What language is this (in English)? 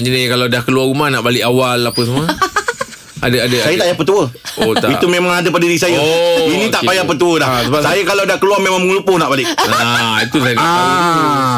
Malay